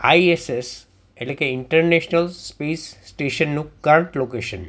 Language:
Gujarati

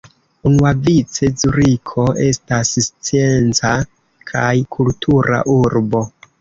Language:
Esperanto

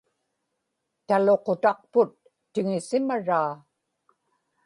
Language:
Inupiaq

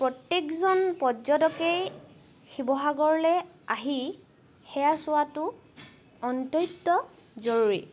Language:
Assamese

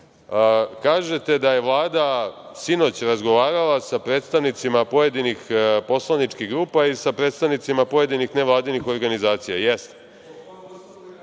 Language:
Serbian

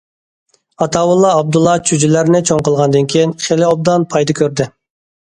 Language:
Uyghur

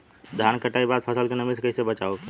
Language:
Bhojpuri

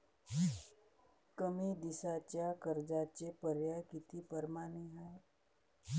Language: Marathi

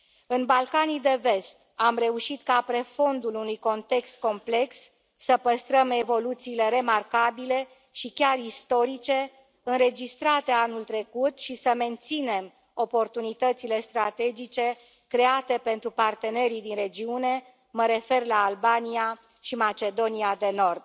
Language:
Romanian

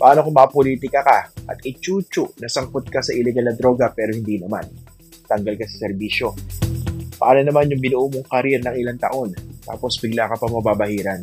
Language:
Filipino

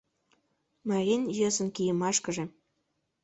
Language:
Mari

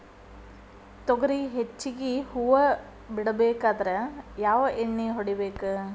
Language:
Kannada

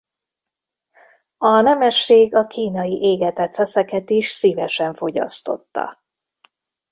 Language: Hungarian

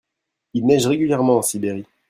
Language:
French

